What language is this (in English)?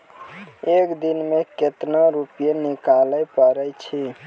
Maithili